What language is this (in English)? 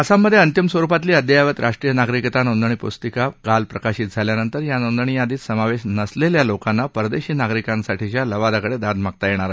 Marathi